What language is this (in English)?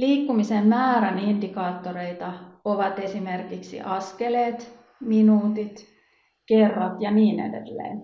Finnish